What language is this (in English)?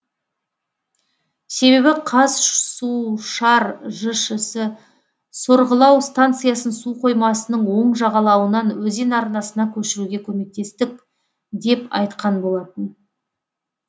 Kazakh